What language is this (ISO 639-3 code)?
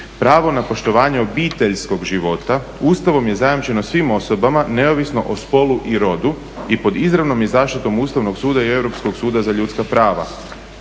hrv